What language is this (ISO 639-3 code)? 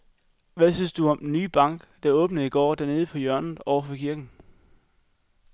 dan